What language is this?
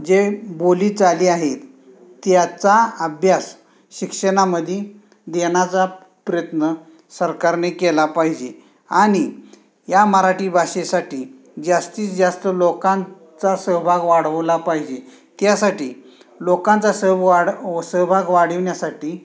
Marathi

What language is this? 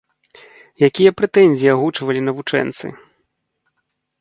Belarusian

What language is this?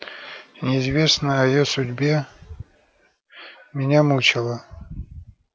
Russian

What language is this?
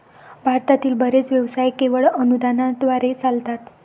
Marathi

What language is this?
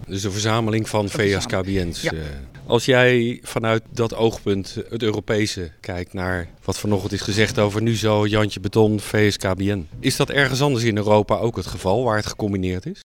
Dutch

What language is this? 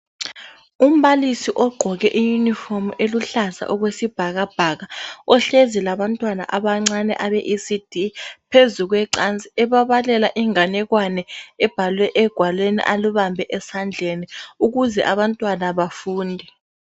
North Ndebele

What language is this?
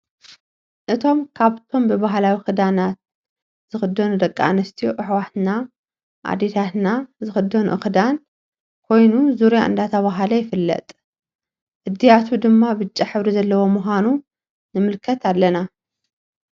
Tigrinya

